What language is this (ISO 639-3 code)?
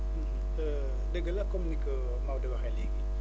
wol